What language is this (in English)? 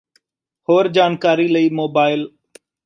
Punjabi